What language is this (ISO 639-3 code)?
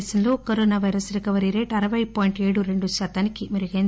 tel